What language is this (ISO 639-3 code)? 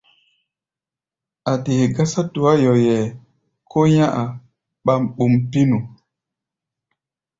gba